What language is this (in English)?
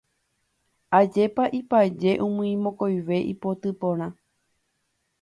Guarani